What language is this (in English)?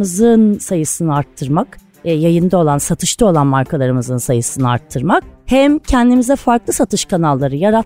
Turkish